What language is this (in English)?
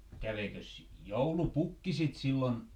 Finnish